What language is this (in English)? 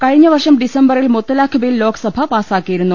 Malayalam